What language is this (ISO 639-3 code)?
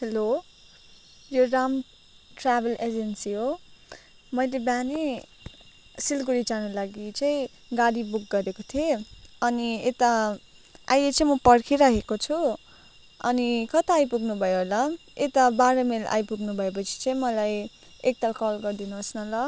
nep